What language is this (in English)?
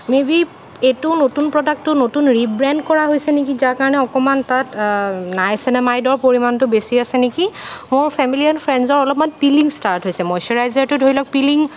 Assamese